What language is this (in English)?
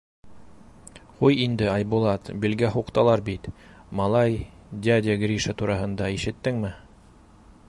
Bashkir